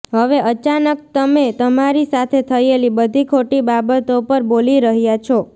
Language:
Gujarati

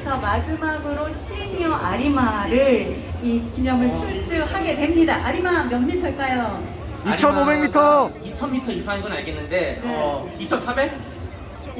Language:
Korean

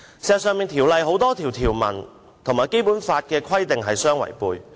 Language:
Cantonese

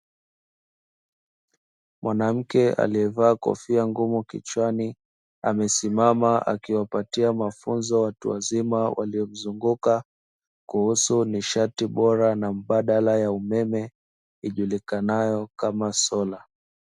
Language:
Swahili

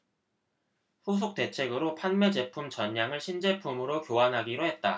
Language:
Korean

